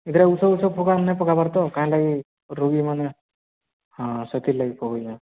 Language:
Odia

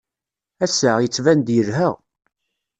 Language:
Kabyle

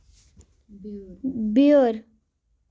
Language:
Kashmiri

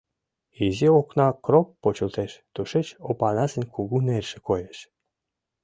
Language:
Mari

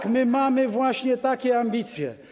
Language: Polish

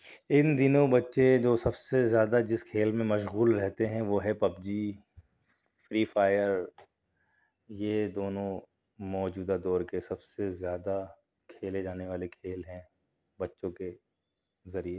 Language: Urdu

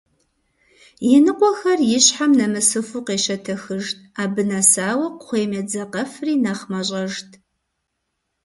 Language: Kabardian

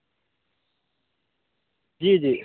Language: Urdu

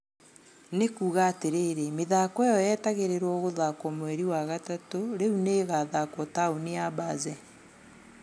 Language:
Kikuyu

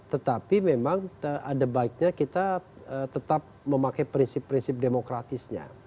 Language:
Indonesian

